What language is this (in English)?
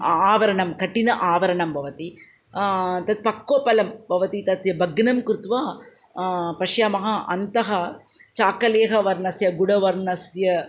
Sanskrit